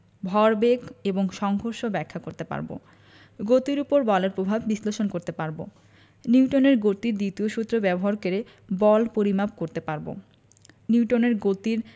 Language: Bangla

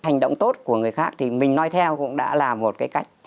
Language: Vietnamese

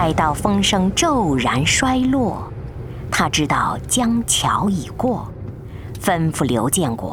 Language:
Chinese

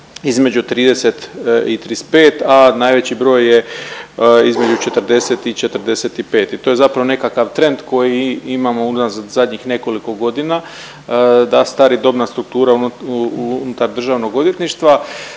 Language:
Croatian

